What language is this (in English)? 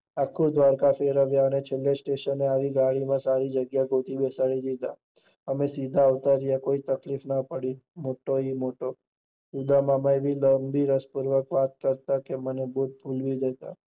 Gujarati